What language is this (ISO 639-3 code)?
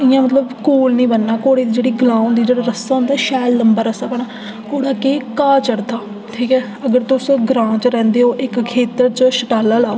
doi